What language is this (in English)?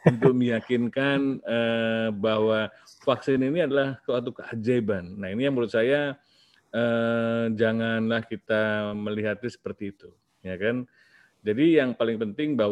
Indonesian